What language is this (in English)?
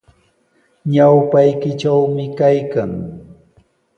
Sihuas Ancash Quechua